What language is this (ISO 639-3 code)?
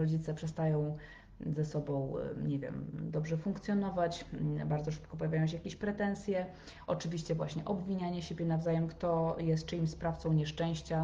pol